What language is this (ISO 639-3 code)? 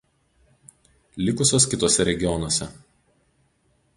lit